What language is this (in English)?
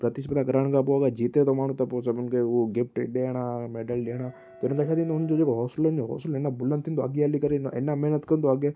Sindhi